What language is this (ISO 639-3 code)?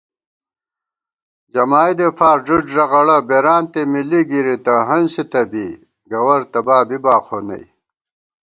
gwt